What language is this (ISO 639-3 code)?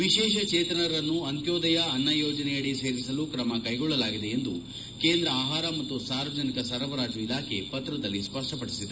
kan